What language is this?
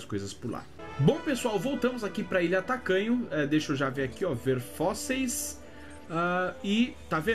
Portuguese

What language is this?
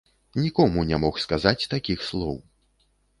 Belarusian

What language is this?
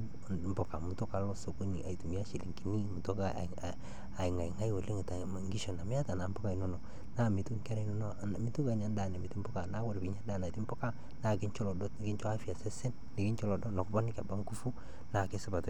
Masai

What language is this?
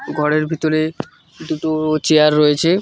Bangla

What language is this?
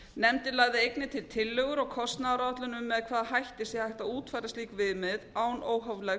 Icelandic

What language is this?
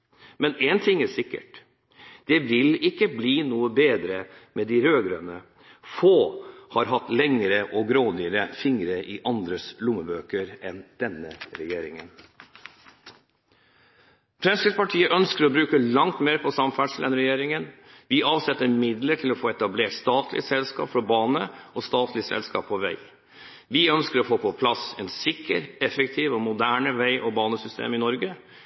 Norwegian Bokmål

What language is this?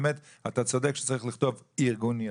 Hebrew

